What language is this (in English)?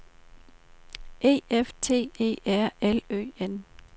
Danish